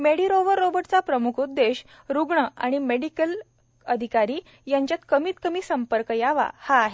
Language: Marathi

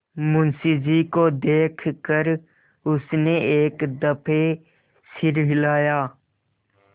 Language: Hindi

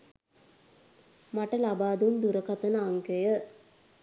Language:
Sinhala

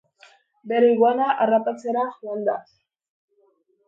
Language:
Basque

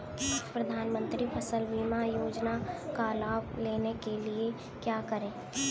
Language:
Hindi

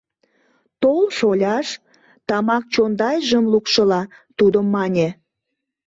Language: Mari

